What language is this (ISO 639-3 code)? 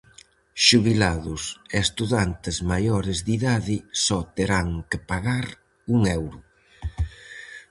glg